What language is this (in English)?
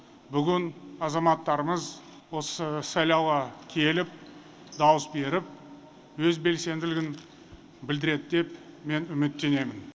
Kazakh